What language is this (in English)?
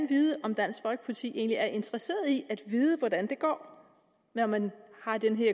Danish